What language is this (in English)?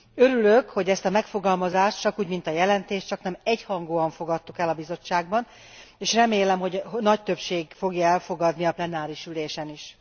Hungarian